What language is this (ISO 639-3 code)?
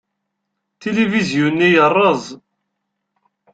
kab